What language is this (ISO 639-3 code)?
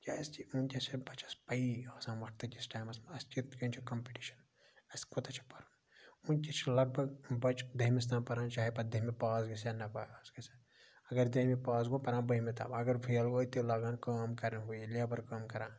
kas